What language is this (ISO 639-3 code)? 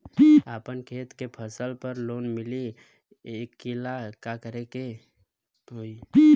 bho